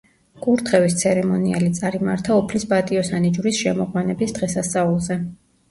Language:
Georgian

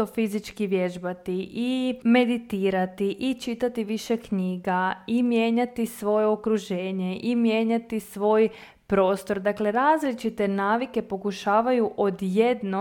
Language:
Croatian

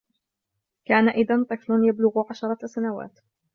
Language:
Arabic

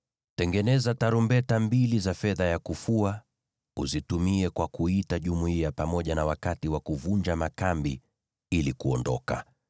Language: Swahili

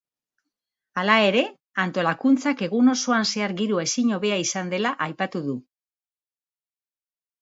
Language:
Basque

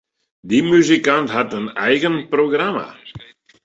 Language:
Western Frisian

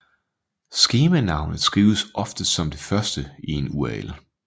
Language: Danish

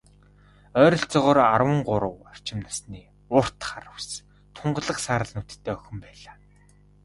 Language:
Mongolian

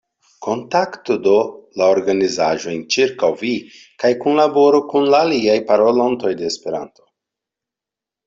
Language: Esperanto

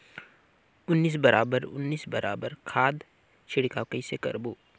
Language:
Chhattisgarhi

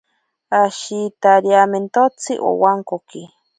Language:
Ashéninka Perené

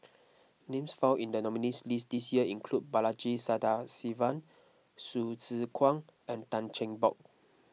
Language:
English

